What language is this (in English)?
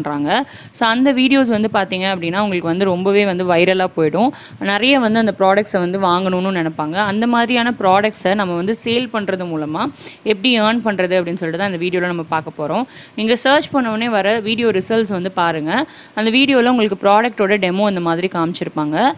Tamil